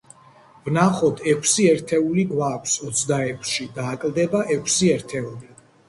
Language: Georgian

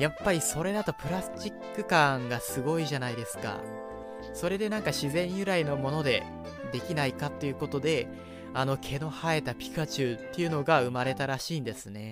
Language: Japanese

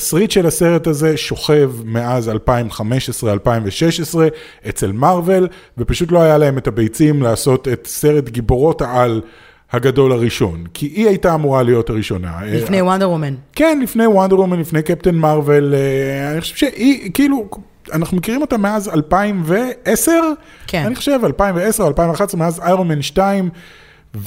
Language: Hebrew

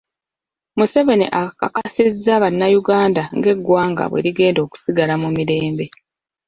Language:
Ganda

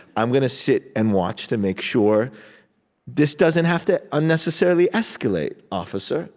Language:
English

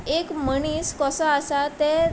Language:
Konkani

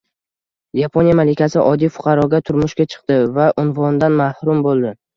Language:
Uzbek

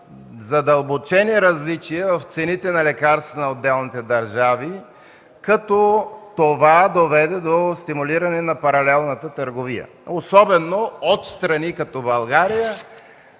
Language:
Bulgarian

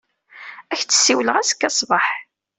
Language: Kabyle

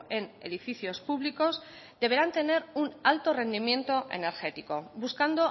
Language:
Spanish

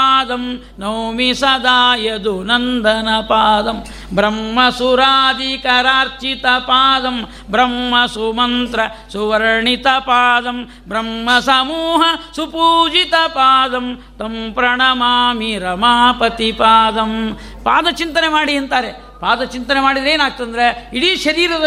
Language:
Kannada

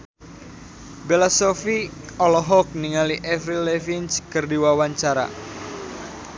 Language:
Sundanese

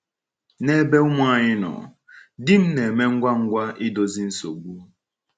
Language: Igbo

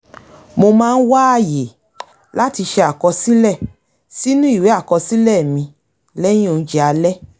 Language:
Yoruba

